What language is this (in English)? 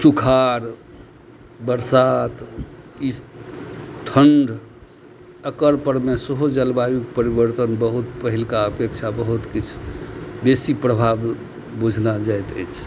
Maithili